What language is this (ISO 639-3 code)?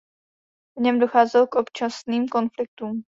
ces